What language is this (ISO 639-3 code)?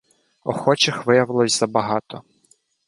ukr